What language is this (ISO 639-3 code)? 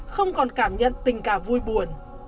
vie